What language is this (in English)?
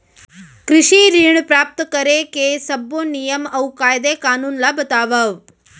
Chhattisgarhi